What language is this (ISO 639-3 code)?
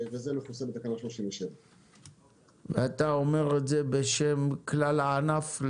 heb